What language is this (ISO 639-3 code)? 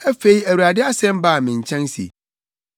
aka